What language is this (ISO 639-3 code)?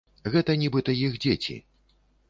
bel